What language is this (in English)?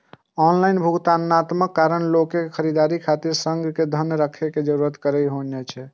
Maithili